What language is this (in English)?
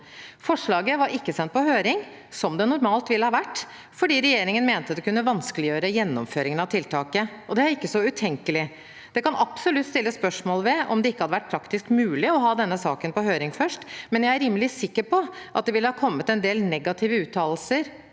Norwegian